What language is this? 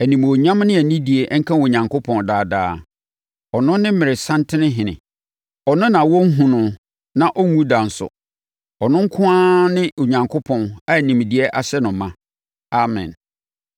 Akan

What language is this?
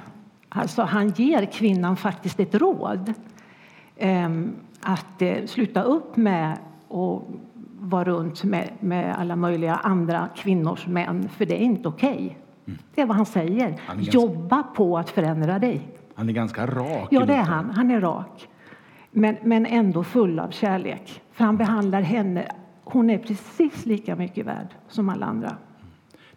Swedish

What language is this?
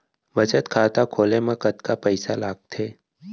Chhattisgarhi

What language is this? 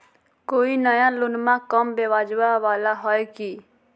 Magahi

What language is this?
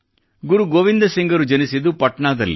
Kannada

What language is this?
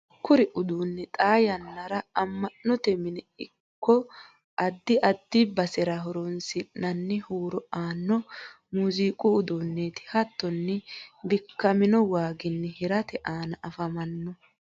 Sidamo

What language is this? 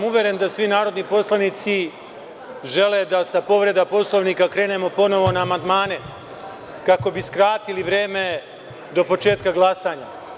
Serbian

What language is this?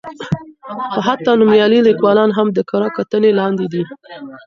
Pashto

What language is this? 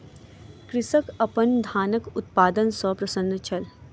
Maithili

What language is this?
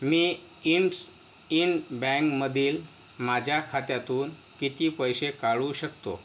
Marathi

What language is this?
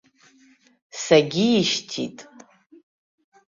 Abkhazian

